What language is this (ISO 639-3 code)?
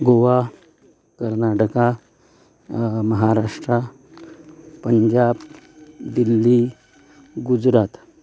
kok